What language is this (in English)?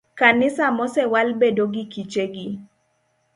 Luo (Kenya and Tanzania)